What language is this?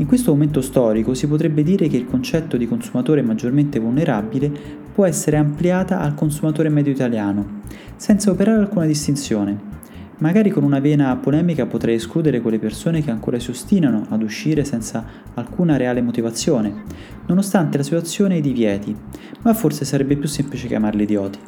Italian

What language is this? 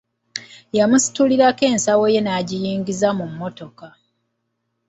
Ganda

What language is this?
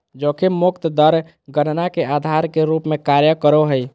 Magahi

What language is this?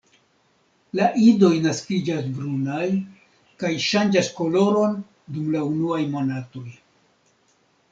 Esperanto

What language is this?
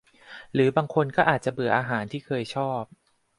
Thai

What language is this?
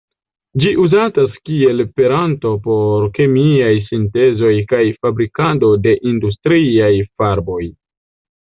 Esperanto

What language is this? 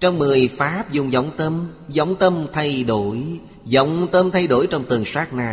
Vietnamese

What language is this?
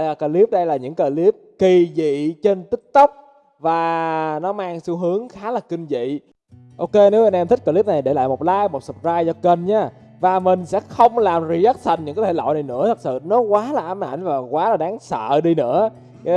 Vietnamese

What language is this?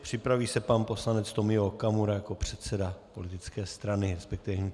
Czech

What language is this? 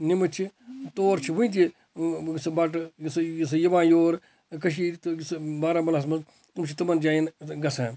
Kashmiri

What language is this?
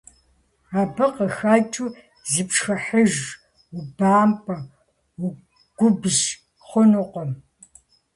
Kabardian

